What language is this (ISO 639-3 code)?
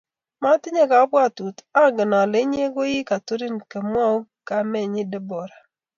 kln